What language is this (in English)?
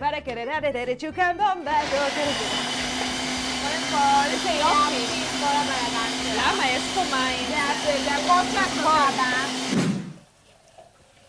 Hebrew